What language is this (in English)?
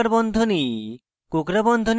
Bangla